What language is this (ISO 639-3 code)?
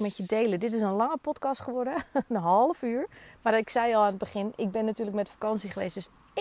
nld